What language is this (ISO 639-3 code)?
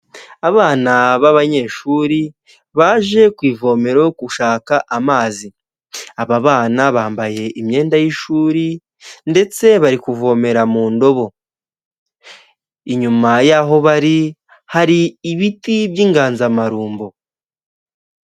kin